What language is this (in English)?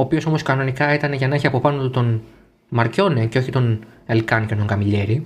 Greek